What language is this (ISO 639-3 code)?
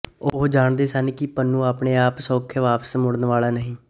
pan